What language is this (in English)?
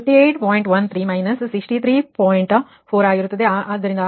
Kannada